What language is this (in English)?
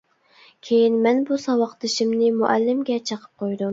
Uyghur